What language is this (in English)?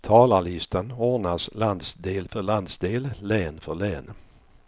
Swedish